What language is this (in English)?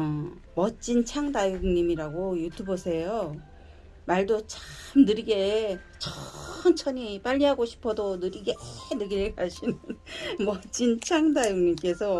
Korean